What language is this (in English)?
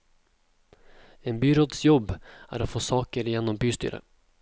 Norwegian